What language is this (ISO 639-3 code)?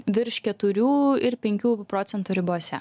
lit